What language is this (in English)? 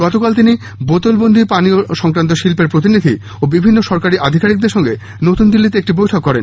Bangla